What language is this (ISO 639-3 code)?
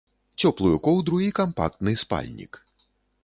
bel